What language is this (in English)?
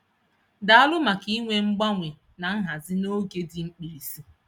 Igbo